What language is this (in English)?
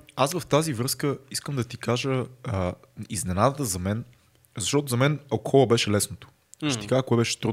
Bulgarian